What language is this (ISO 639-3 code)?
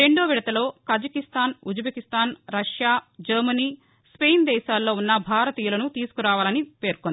tel